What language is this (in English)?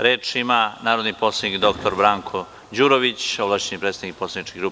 Serbian